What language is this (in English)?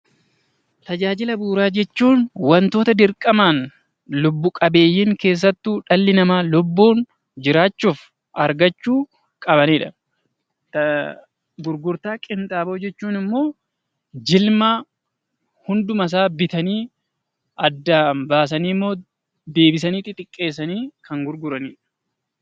Oromo